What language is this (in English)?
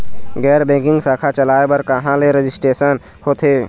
Chhattisgarhi